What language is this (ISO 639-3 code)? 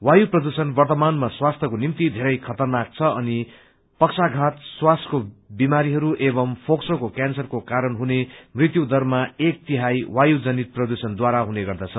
nep